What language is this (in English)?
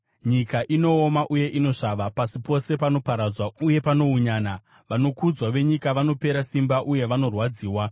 Shona